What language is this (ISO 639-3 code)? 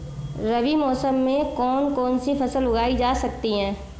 hin